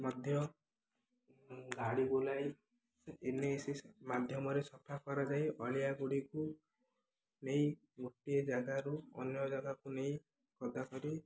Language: Odia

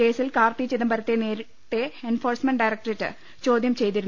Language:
Malayalam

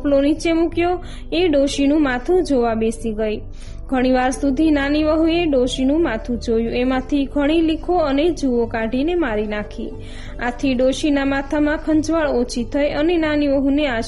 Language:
Gujarati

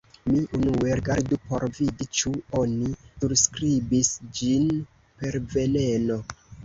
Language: Esperanto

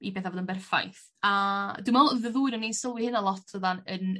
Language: Welsh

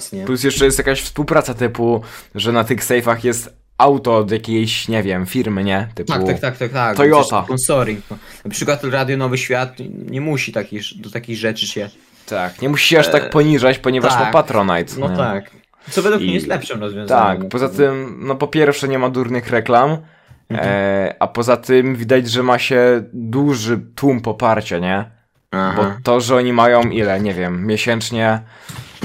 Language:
Polish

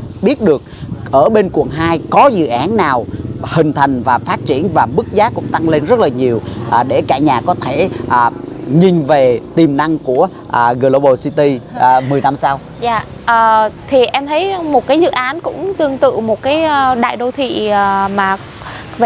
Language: Vietnamese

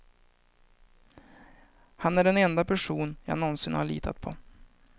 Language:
Swedish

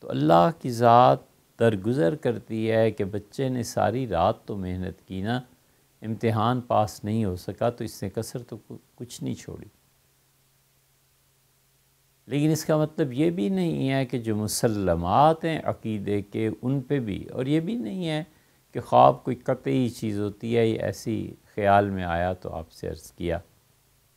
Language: Hindi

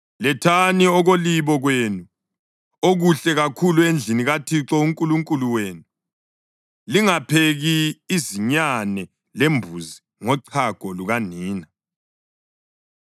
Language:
North Ndebele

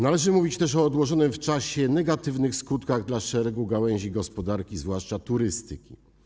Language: Polish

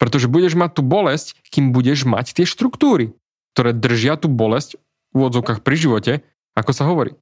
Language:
Slovak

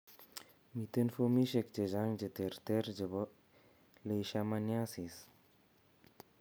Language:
Kalenjin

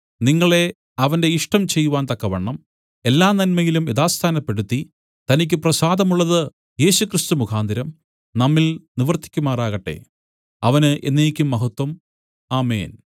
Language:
Malayalam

